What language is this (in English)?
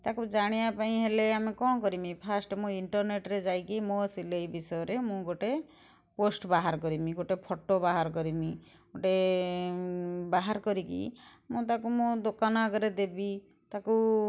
Odia